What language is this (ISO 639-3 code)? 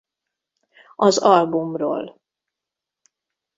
hun